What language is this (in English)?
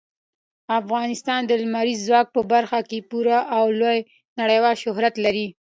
Pashto